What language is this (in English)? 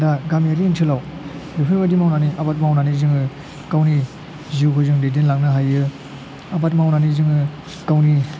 Bodo